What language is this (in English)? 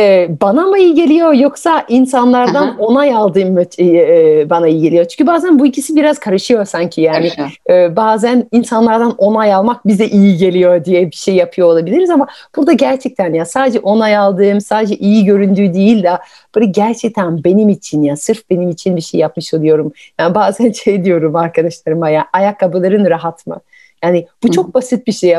Turkish